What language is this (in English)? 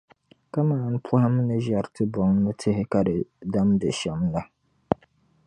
Dagbani